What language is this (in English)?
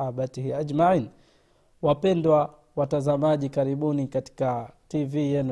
Swahili